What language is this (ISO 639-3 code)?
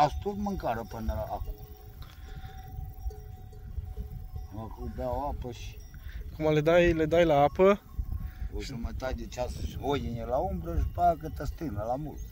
ron